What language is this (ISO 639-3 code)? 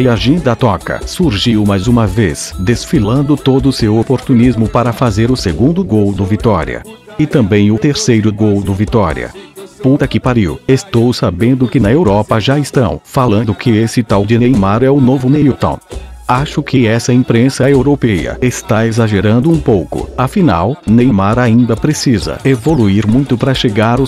por